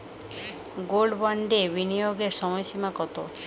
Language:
Bangla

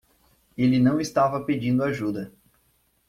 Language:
Portuguese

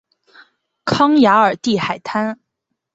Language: Chinese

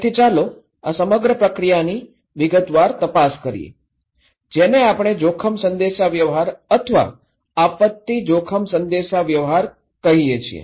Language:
Gujarati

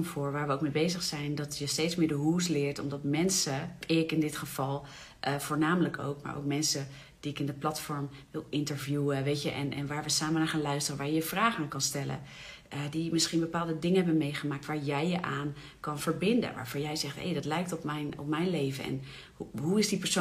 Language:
Dutch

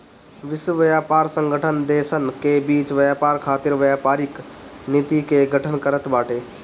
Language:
Bhojpuri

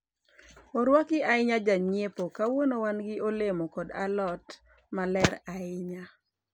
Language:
Luo (Kenya and Tanzania)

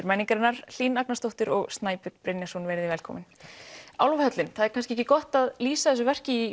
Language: Icelandic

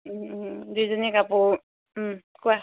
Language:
Assamese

